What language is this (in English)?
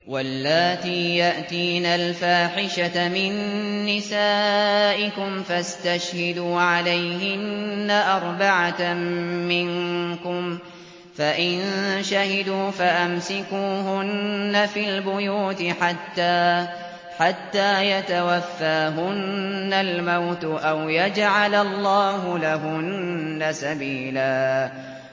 Arabic